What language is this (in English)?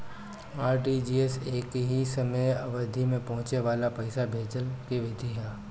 Bhojpuri